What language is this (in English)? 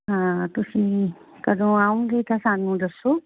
Punjabi